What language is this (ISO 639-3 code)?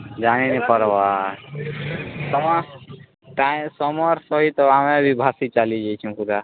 ori